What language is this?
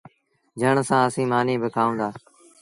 Sindhi Bhil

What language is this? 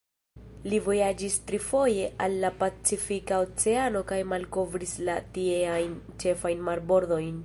Esperanto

